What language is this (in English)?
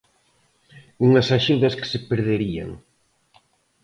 Galician